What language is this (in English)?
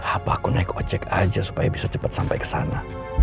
Indonesian